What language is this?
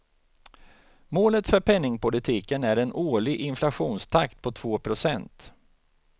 Swedish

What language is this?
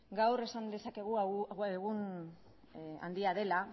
Basque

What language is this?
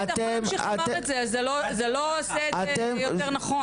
Hebrew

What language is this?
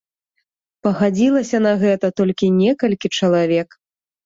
Belarusian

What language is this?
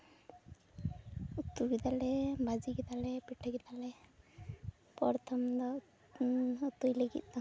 Santali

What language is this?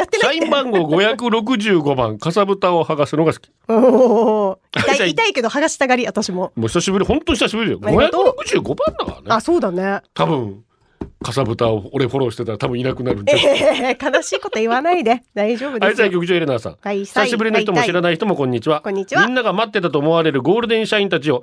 Japanese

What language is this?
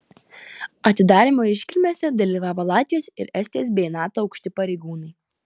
Lithuanian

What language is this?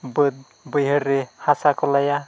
Santali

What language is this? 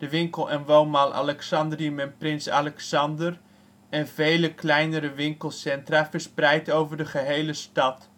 Dutch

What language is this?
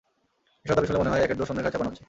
Bangla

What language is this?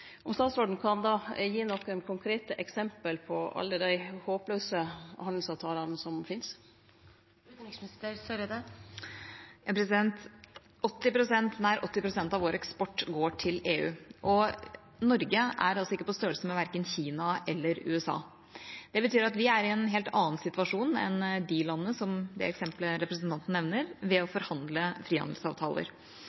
Norwegian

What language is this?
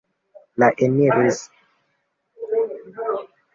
Esperanto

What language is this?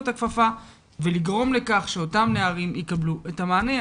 Hebrew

